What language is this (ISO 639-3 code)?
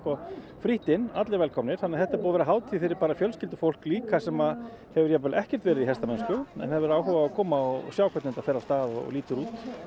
isl